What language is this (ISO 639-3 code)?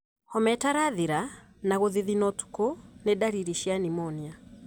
kik